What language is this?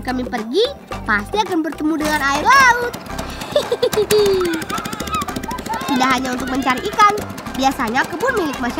Indonesian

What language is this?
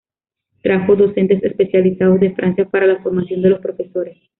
Spanish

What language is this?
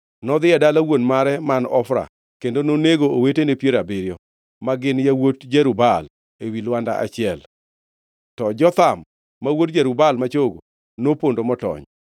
Luo (Kenya and Tanzania)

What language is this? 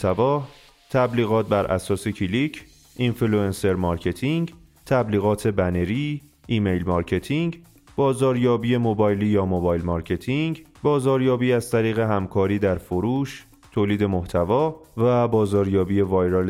Persian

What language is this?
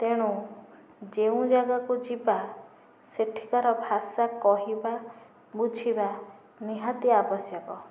Odia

